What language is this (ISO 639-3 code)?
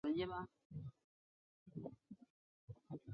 zho